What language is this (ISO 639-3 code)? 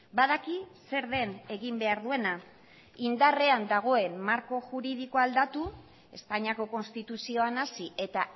eus